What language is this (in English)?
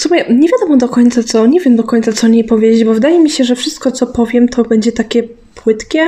Polish